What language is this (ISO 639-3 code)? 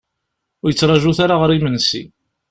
kab